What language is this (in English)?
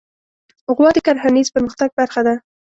Pashto